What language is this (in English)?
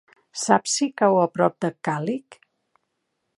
Catalan